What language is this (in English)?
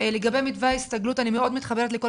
Hebrew